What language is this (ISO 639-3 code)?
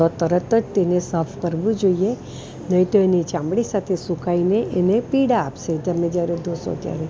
guj